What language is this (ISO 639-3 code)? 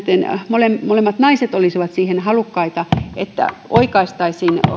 fin